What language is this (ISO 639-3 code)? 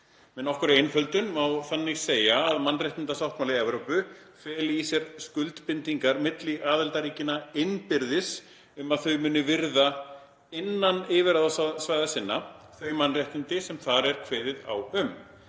isl